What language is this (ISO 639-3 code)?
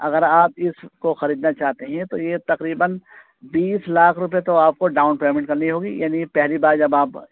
urd